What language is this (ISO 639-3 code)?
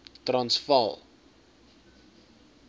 afr